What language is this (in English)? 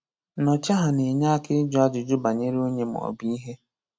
Igbo